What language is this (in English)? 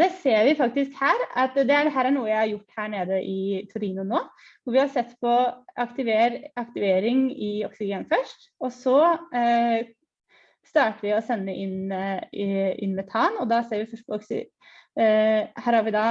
Norwegian